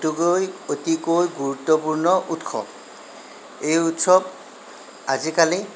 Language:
Assamese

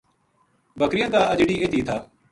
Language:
Gujari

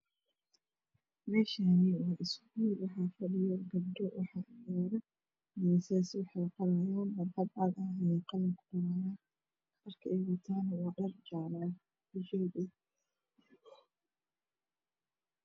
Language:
Somali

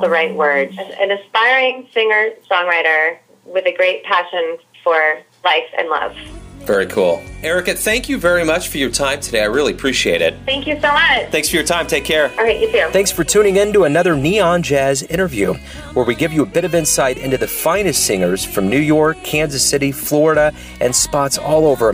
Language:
English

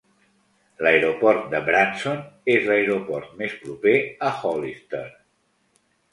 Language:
Catalan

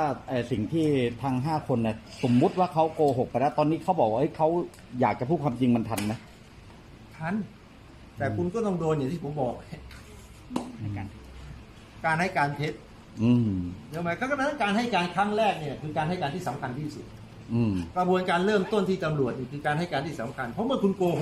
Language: Thai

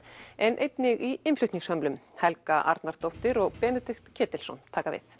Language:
Icelandic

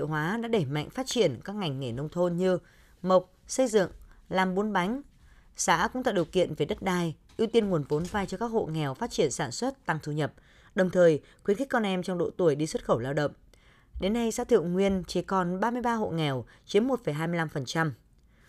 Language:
Vietnamese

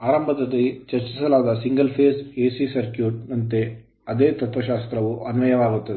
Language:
Kannada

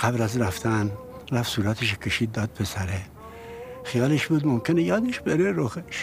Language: Persian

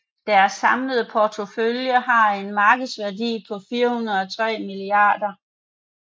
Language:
Danish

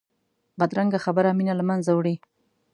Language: Pashto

